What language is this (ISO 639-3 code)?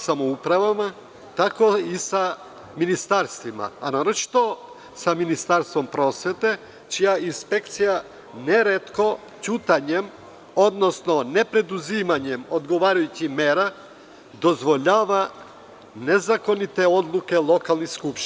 srp